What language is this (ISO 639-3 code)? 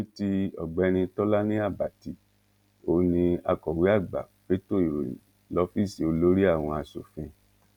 yor